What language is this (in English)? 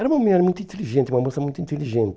Portuguese